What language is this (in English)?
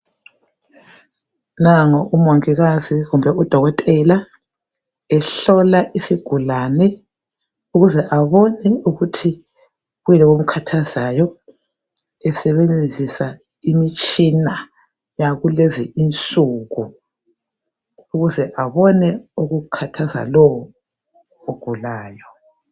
North Ndebele